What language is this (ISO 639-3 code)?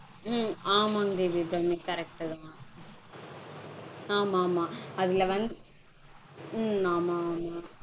tam